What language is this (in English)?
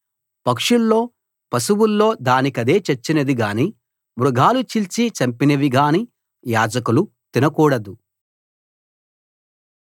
Telugu